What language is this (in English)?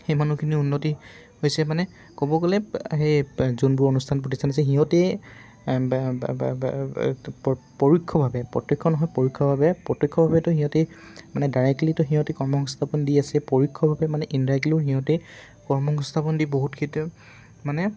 Assamese